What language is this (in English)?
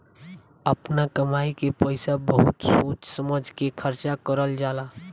Bhojpuri